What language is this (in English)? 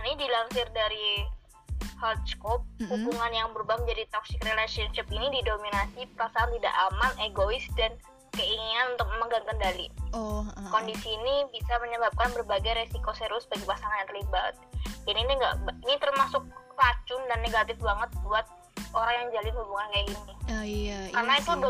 Indonesian